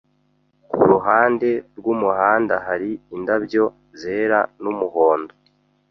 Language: Kinyarwanda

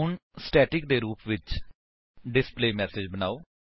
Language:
Punjabi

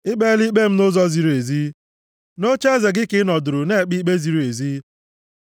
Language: Igbo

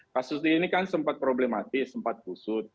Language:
Indonesian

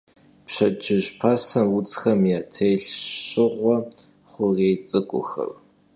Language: Kabardian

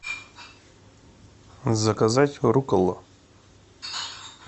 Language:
Russian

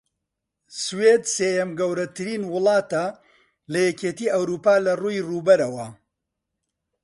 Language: Central Kurdish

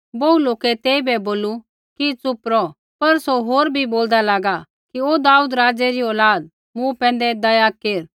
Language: Kullu Pahari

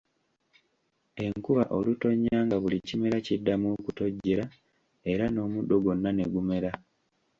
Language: Ganda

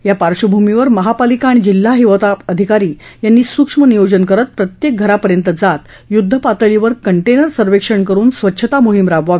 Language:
Marathi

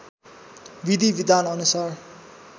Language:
Nepali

